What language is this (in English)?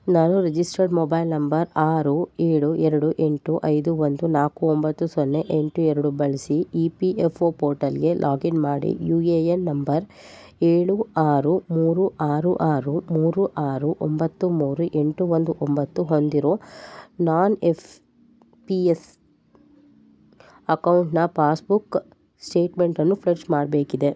Kannada